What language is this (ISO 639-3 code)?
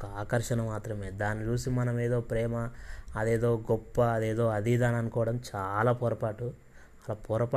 tel